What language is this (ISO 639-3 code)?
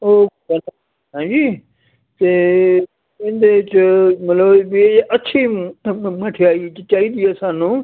pan